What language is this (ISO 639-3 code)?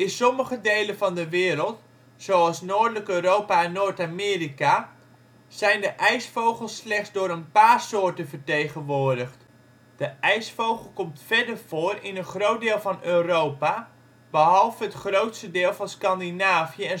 nld